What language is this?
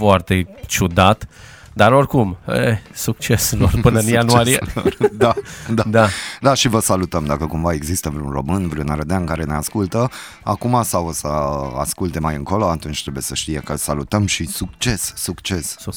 Romanian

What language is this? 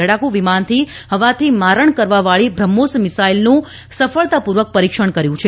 Gujarati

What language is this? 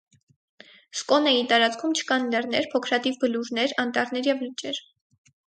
Armenian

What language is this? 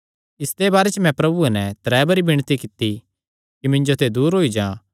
Kangri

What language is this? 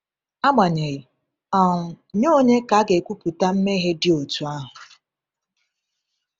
Igbo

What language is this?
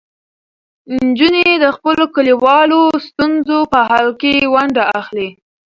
Pashto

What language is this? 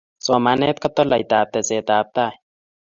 Kalenjin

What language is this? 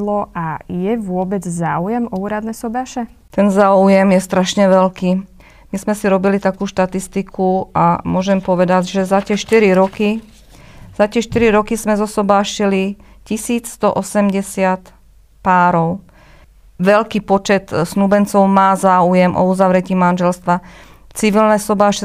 Slovak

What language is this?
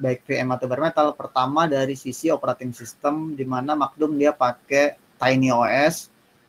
Indonesian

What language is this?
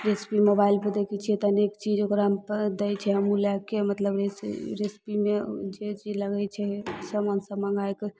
Maithili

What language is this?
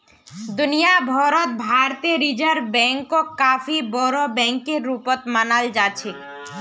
Magahi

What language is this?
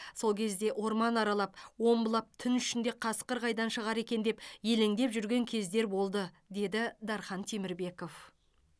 Kazakh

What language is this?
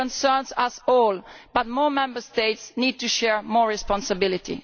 English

